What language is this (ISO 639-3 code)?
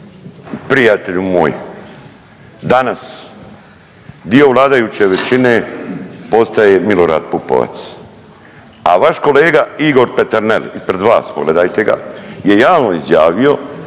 hrv